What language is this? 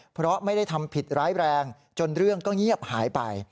Thai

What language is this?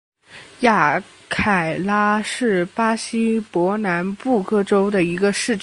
Chinese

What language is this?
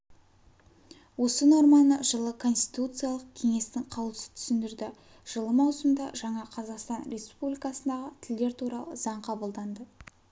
Kazakh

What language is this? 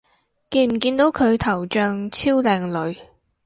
Cantonese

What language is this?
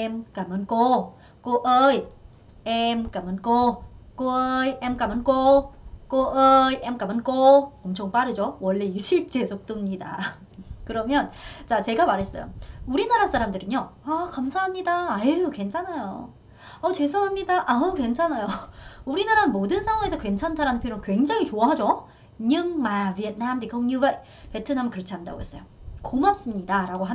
Korean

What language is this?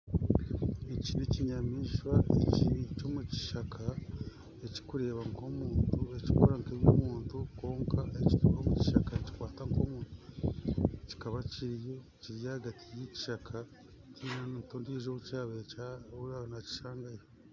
Nyankole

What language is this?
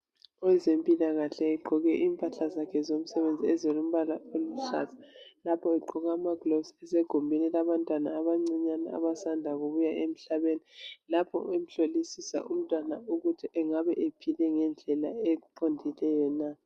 North Ndebele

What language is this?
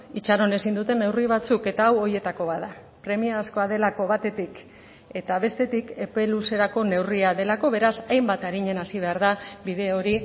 Basque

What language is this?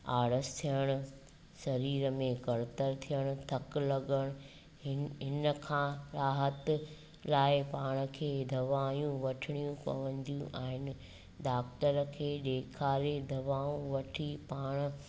Sindhi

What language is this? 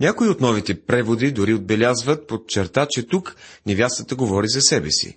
Bulgarian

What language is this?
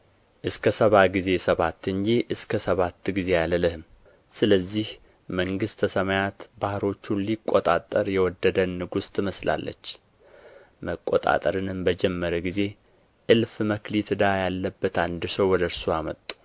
Amharic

